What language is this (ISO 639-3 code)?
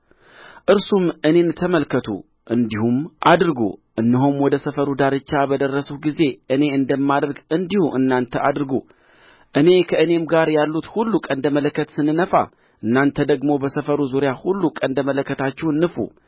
amh